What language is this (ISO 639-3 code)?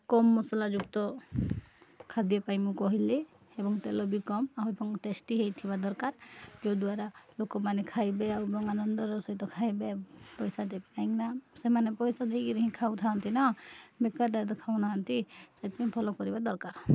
ori